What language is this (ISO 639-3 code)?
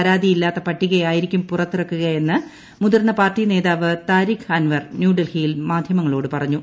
mal